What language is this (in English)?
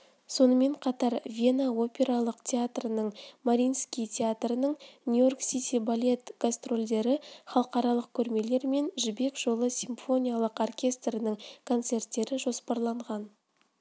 Kazakh